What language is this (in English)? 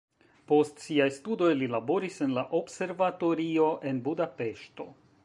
Esperanto